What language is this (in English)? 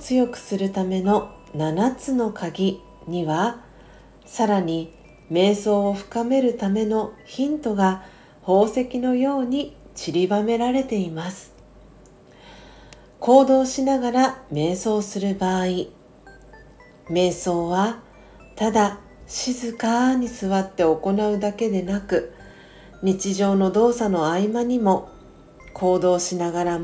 Japanese